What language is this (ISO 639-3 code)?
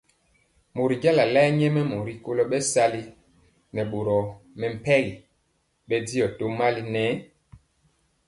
mcx